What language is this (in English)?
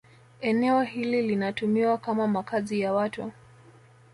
Swahili